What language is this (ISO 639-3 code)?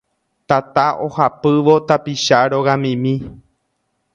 grn